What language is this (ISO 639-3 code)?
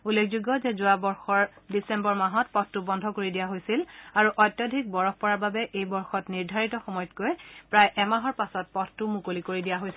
asm